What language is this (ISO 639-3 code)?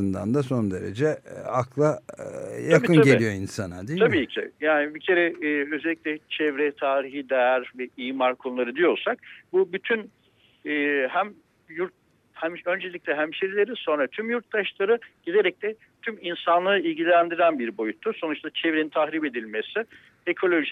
tur